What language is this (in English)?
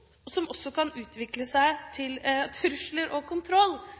Norwegian Bokmål